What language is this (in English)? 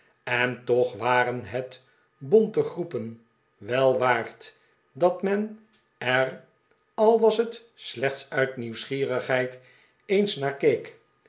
Dutch